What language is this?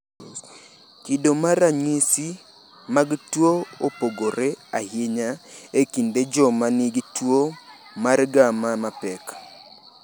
Luo (Kenya and Tanzania)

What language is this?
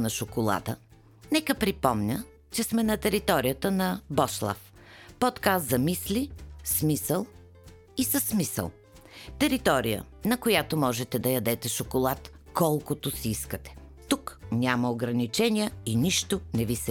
Bulgarian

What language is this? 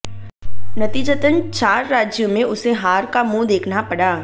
Hindi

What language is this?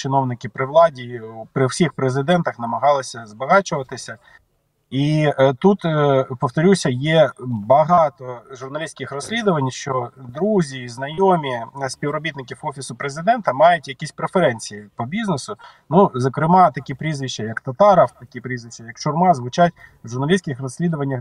Ukrainian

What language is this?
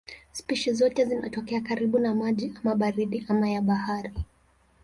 Swahili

